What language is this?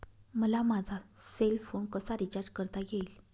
Marathi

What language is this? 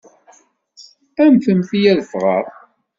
Kabyle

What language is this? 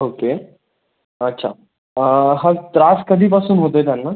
Marathi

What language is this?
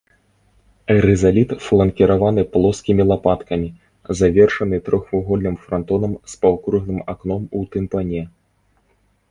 Belarusian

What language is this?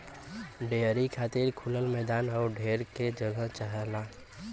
Bhojpuri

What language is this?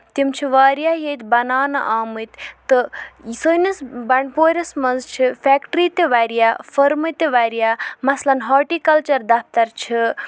Kashmiri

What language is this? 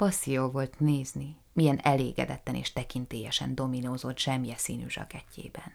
Hungarian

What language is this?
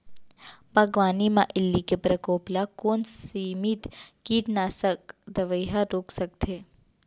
Chhattisgarhi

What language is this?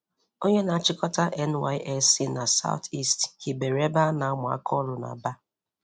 Igbo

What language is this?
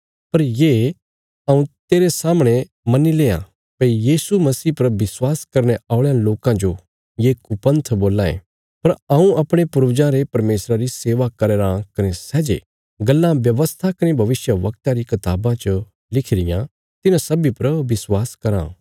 Bilaspuri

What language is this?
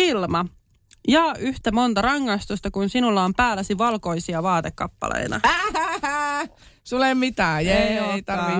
Finnish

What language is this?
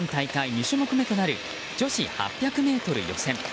Japanese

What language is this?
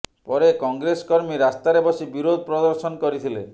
Odia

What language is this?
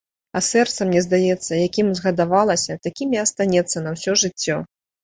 Belarusian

